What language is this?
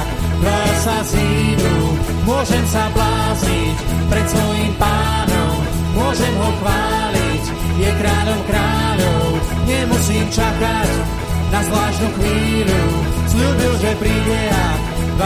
Slovak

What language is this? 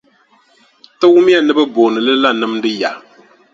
Dagbani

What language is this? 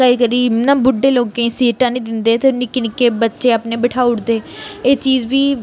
Dogri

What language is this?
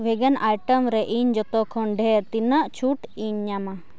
Santali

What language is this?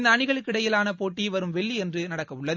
Tamil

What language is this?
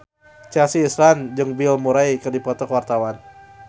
Sundanese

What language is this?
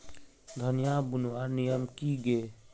Magahi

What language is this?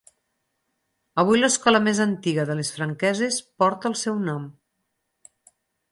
Catalan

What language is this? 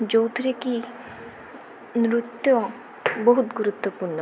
Odia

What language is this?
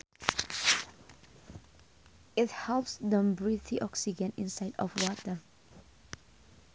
Sundanese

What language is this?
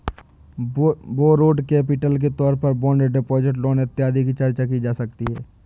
Hindi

